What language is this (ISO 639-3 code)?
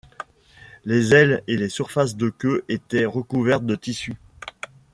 fra